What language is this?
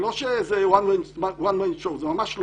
Hebrew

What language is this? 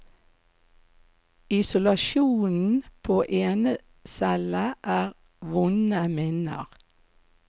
Norwegian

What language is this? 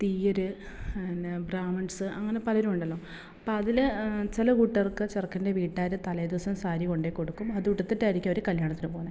Malayalam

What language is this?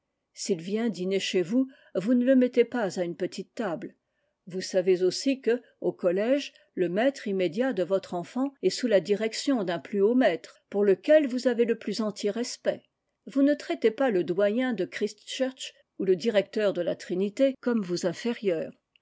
French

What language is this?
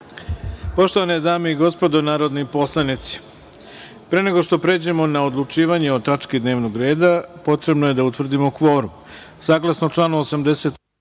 Serbian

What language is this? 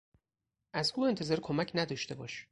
Persian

